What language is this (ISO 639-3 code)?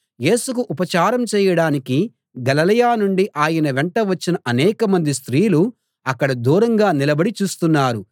tel